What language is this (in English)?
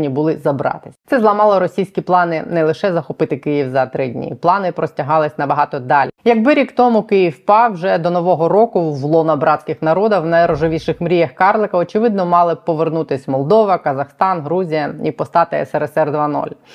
Ukrainian